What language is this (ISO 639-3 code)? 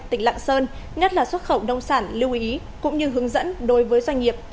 vie